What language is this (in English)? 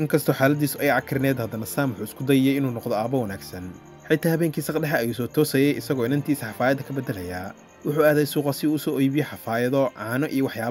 Arabic